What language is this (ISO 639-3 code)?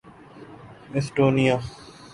urd